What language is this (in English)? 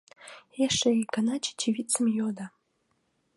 Mari